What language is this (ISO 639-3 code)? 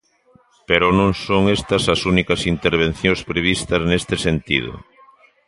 glg